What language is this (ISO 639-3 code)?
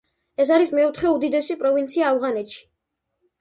kat